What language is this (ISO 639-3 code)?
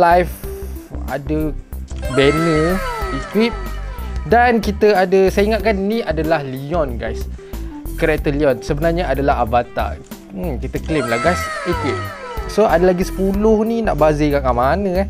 msa